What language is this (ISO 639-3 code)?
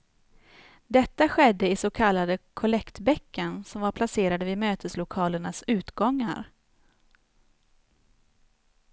swe